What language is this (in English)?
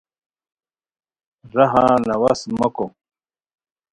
Khowar